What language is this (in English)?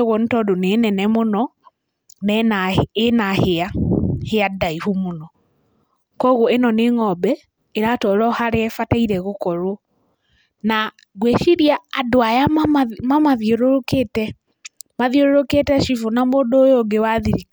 Kikuyu